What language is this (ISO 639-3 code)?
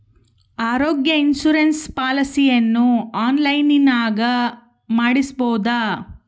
kan